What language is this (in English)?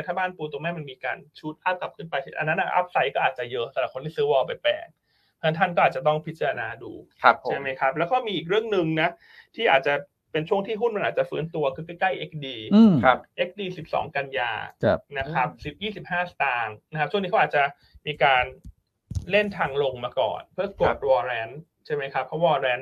Thai